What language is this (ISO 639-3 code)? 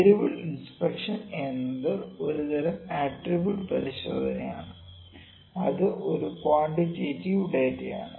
mal